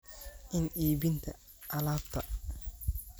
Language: Somali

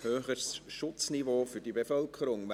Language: Swiss German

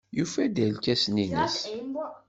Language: Kabyle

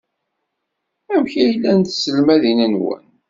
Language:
Kabyle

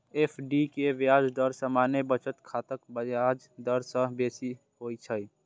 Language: Maithili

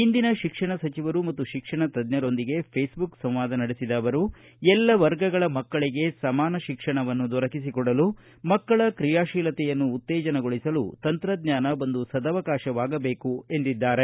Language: Kannada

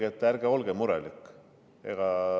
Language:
Estonian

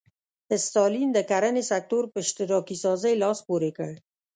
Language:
Pashto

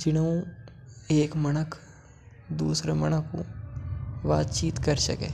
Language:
Mewari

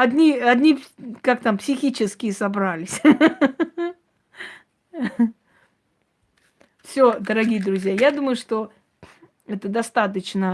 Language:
Russian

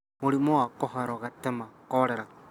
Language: Kikuyu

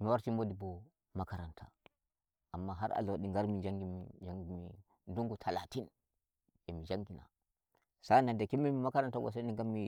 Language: Nigerian Fulfulde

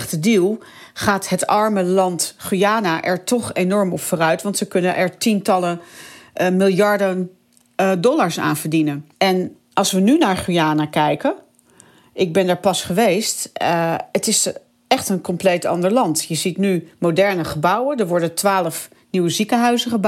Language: Dutch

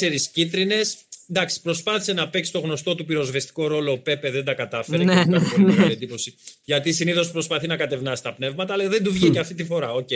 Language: Greek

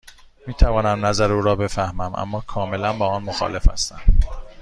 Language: Persian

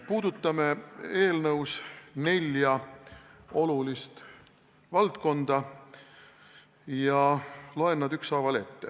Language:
Estonian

